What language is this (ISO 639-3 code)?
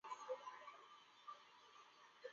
zho